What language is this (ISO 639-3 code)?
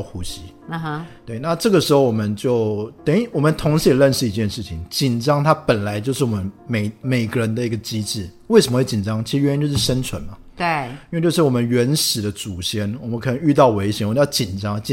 zho